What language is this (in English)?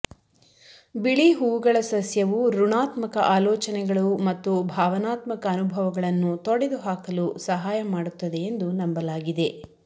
Kannada